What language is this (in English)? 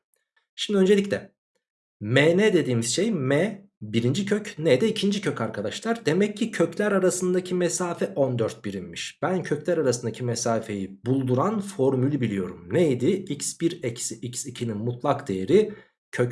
Turkish